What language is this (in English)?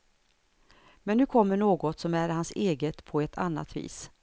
Swedish